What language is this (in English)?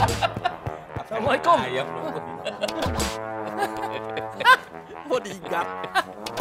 Indonesian